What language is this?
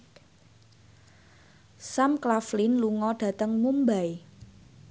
Javanese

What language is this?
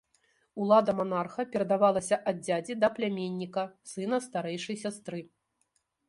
Belarusian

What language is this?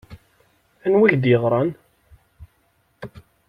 Kabyle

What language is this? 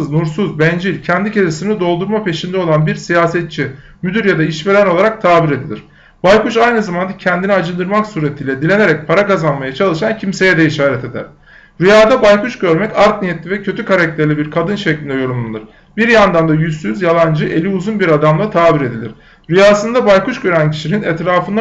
Turkish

